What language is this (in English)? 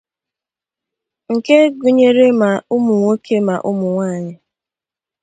Igbo